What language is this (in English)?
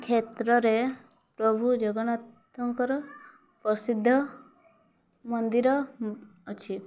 Odia